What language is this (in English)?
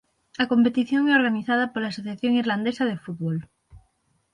Galician